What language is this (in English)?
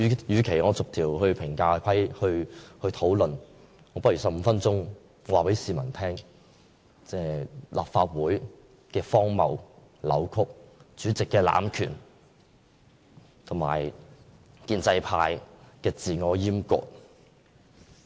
Cantonese